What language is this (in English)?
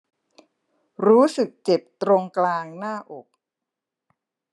Thai